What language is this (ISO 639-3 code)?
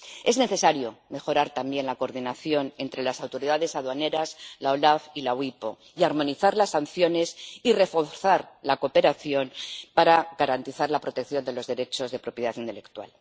spa